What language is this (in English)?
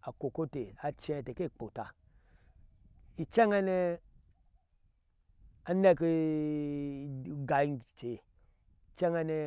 Ashe